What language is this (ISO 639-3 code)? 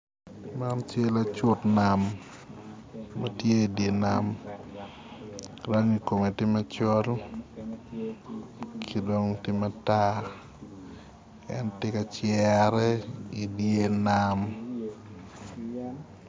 ach